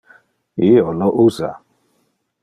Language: Interlingua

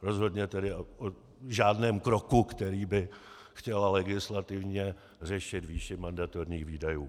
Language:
Czech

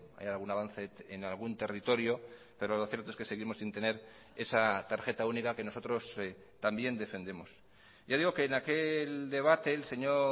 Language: Spanish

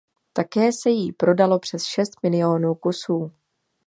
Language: Czech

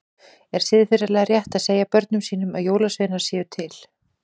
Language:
Icelandic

